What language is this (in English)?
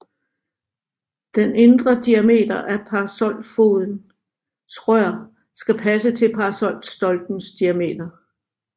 Danish